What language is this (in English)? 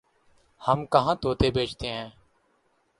Urdu